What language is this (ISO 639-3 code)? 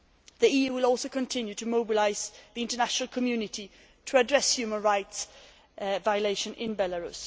eng